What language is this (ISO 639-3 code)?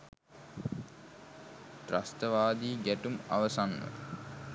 sin